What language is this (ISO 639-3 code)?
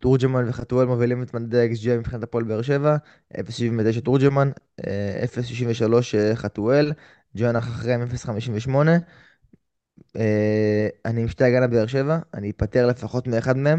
heb